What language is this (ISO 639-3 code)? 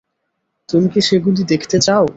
ben